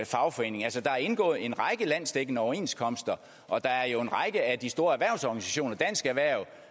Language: Danish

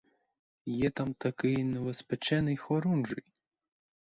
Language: Ukrainian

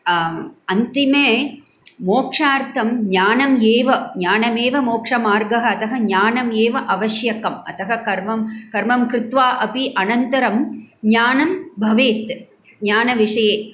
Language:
Sanskrit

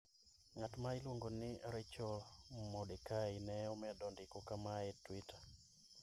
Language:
Luo (Kenya and Tanzania)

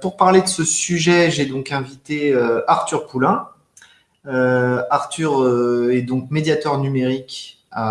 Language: French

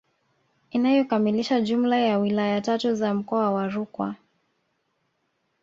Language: Swahili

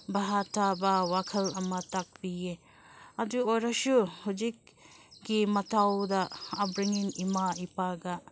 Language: Manipuri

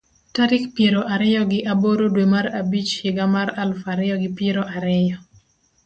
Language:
Luo (Kenya and Tanzania)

